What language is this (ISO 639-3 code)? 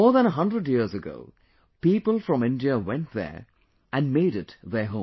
eng